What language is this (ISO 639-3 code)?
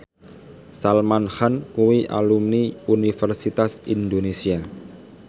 jav